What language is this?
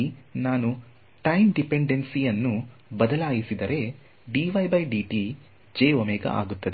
Kannada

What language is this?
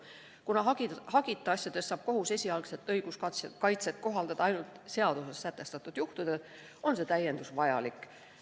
Estonian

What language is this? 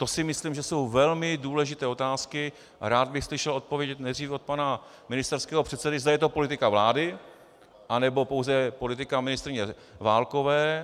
Czech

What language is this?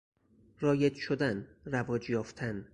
Persian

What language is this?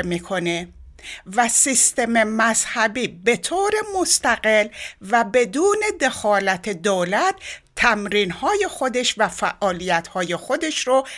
Persian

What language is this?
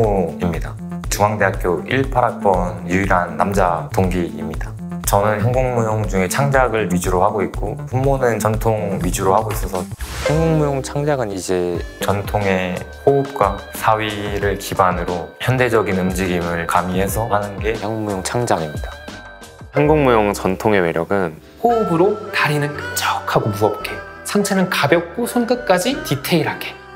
Korean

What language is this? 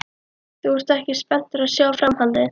Icelandic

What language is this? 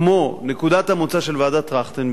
Hebrew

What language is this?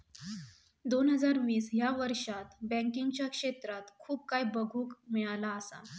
Marathi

